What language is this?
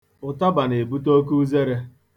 Igbo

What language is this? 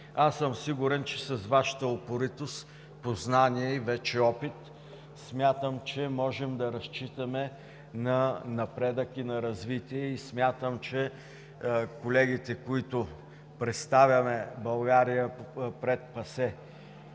Bulgarian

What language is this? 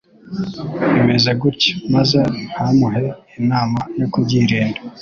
Kinyarwanda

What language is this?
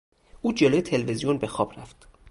Persian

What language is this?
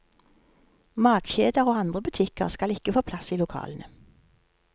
Norwegian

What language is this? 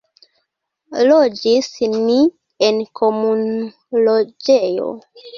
Esperanto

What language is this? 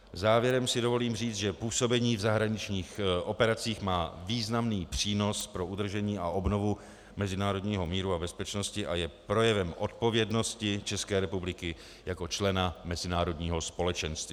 Czech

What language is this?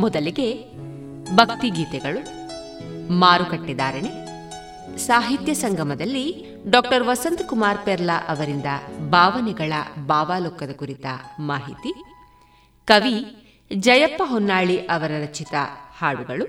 Kannada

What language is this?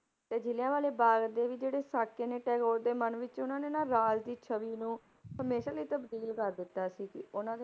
Punjabi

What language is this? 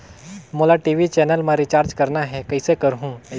Chhattisgarhi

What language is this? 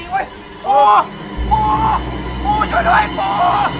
Thai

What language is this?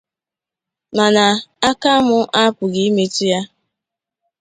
Igbo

